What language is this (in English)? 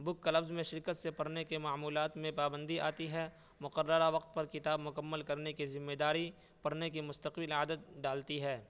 Urdu